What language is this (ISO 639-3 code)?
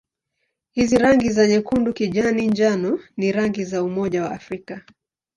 swa